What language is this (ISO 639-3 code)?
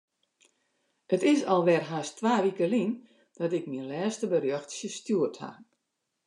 fry